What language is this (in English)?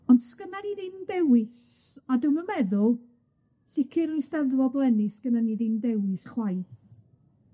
Welsh